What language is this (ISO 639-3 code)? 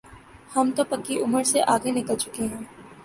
urd